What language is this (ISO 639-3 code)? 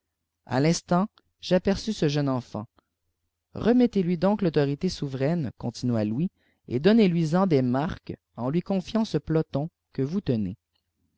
fra